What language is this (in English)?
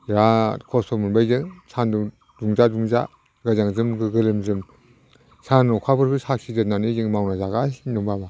Bodo